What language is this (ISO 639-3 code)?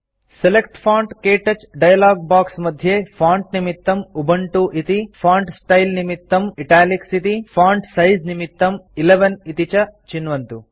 san